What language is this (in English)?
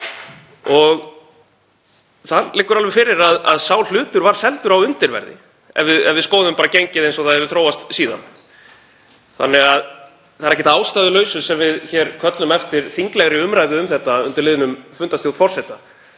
Icelandic